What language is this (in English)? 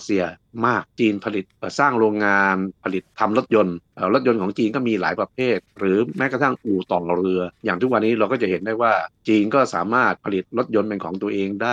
Thai